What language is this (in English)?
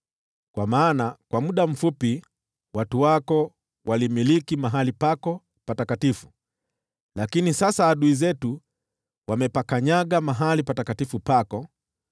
Swahili